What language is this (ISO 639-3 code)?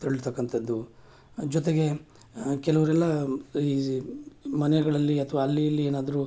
kan